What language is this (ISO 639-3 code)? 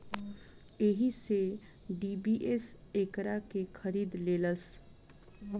bho